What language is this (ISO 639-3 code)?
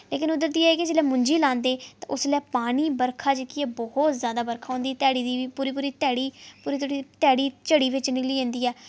doi